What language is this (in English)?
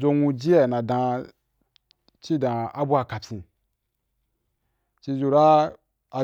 Wapan